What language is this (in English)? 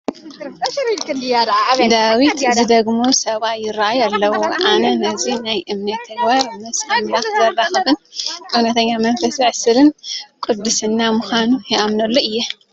Tigrinya